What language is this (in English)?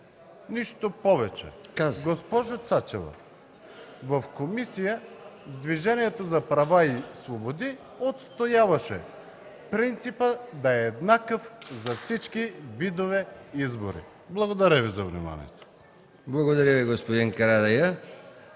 Bulgarian